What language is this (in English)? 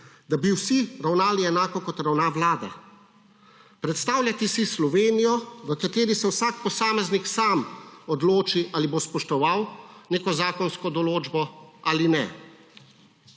Slovenian